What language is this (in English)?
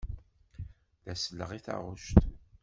Kabyle